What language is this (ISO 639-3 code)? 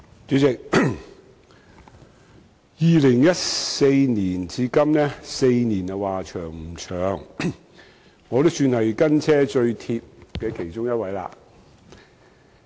yue